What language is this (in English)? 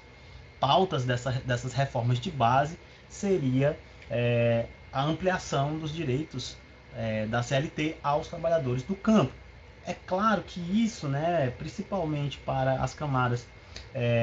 Portuguese